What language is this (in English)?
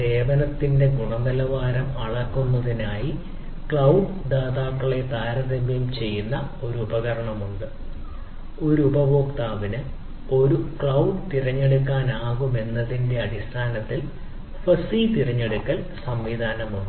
Malayalam